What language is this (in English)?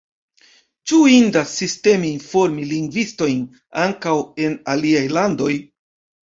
Esperanto